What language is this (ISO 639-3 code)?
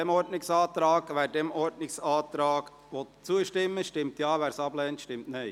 gsw